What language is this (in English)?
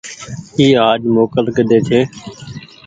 Goaria